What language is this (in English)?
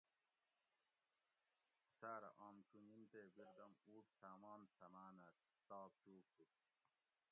Gawri